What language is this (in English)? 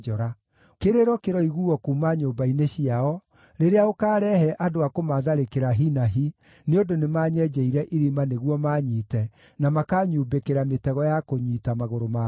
Kikuyu